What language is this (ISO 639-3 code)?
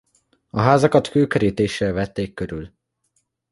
hun